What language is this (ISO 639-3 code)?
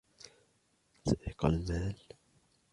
ara